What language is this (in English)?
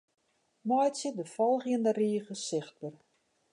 Western Frisian